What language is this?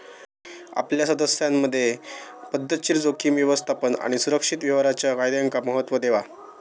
Marathi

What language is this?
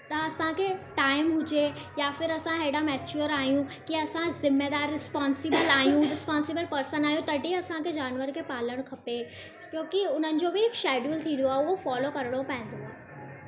Sindhi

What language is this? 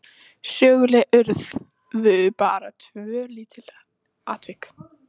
Icelandic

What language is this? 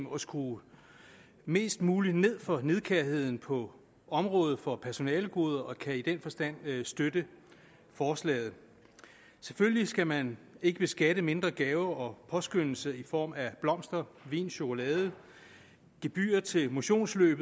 Danish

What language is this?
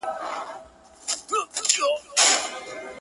Pashto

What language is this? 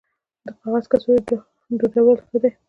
Pashto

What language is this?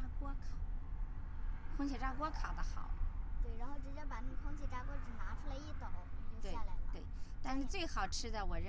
Chinese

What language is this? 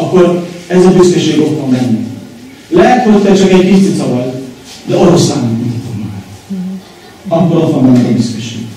Hungarian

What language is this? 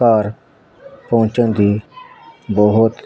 Punjabi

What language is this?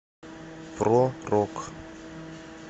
Russian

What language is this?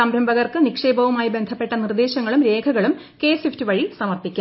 Malayalam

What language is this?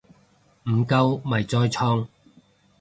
Cantonese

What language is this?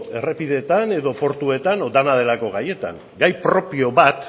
Basque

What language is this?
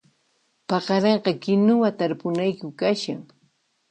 Puno Quechua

